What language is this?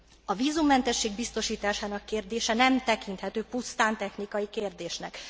Hungarian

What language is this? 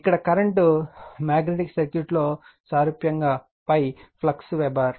Telugu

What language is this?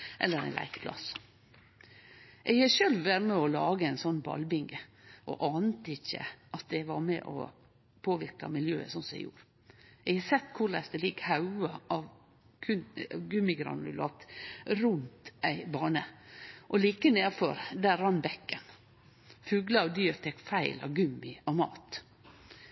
Norwegian Nynorsk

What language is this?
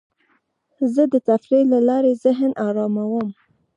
Pashto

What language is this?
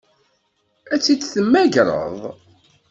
Kabyle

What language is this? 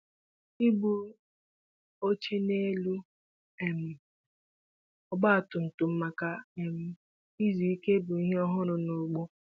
Igbo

